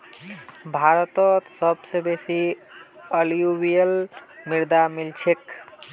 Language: Magahi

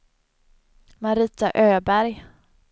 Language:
Swedish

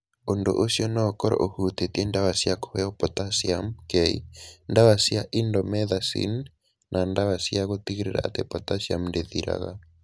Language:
Kikuyu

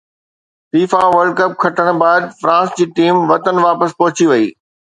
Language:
Sindhi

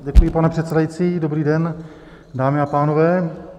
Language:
Czech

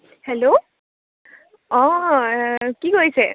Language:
Assamese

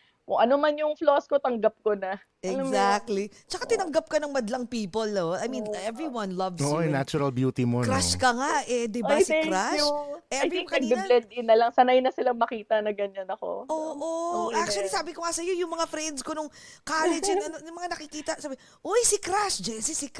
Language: Filipino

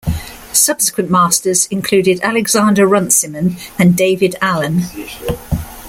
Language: English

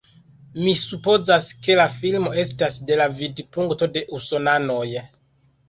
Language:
Esperanto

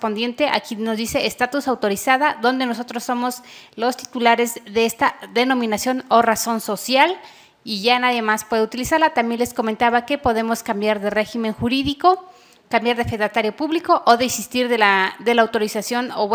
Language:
Spanish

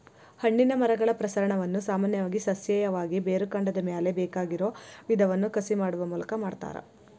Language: Kannada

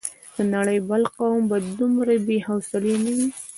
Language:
Pashto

